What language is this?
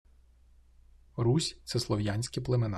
Ukrainian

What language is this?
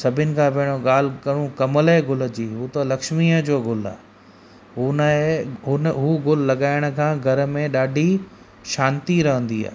Sindhi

